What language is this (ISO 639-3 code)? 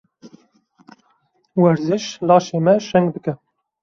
kur